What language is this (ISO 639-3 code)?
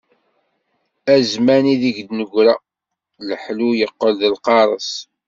kab